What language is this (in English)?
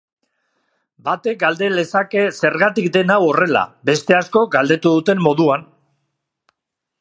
Basque